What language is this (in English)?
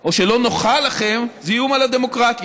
Hebrew